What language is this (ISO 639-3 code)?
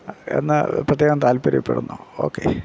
mal